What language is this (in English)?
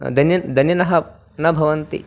Sanskrit